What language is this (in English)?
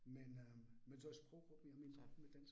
Danish